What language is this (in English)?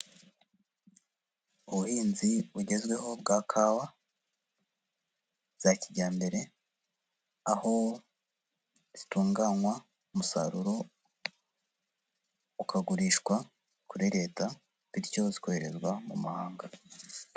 Kinyarwanda